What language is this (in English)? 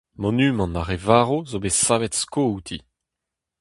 Breton